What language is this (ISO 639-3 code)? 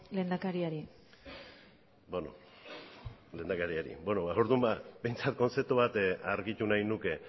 eus